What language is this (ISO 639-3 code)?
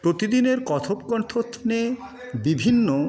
ben